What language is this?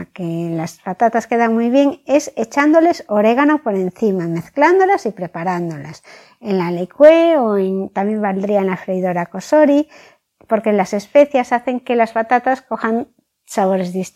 Spanish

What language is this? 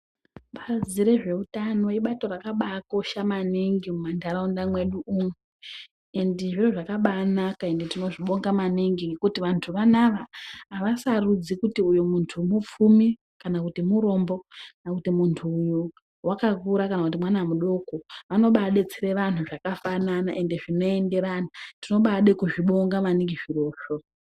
Ndau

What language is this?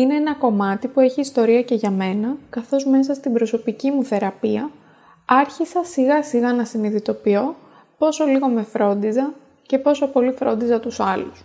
Greek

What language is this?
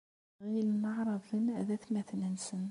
Kabyle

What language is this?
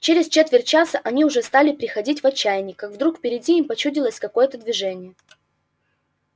Russian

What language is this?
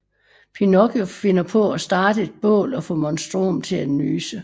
Danish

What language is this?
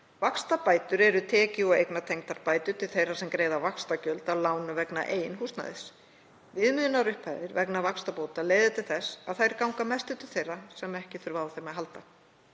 Icelandic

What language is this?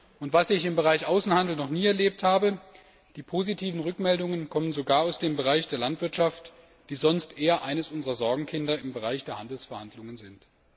German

